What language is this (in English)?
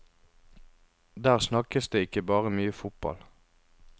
Norwegian